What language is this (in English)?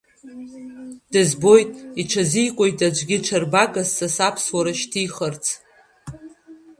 Abkhazian